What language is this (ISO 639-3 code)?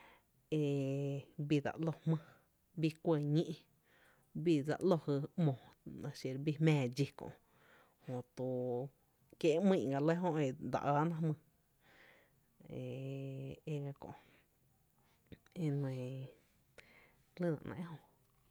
cte